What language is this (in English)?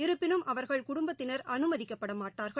Tamil